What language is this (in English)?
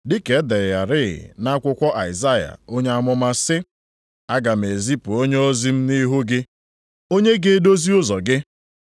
Igbo